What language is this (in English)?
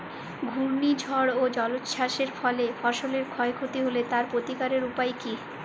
Bangla